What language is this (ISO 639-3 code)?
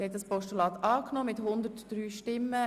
gsw